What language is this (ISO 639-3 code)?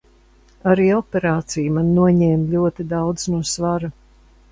lav